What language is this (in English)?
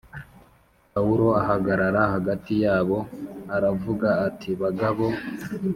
Kinyarwanda